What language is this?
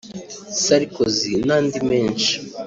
Kinyarwanda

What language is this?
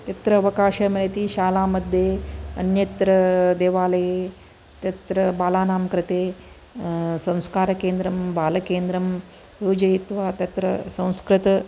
Sanskrit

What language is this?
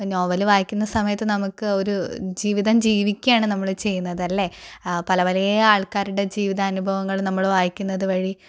Malayalam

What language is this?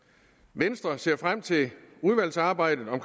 Danish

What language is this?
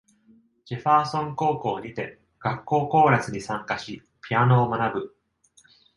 Japanese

